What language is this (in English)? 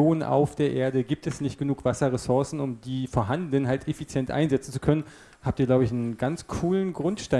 German